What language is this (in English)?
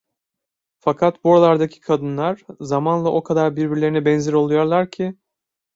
Turkish